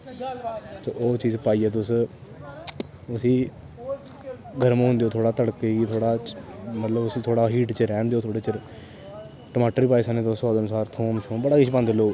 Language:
Dogri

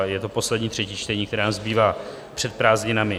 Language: Czech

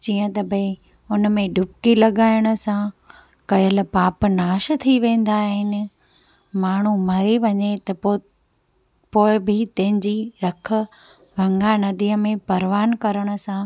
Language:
Sindhi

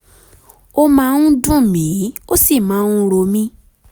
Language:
Yoruba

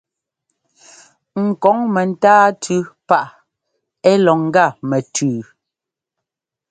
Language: Ngomba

